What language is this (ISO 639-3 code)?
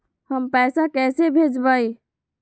mag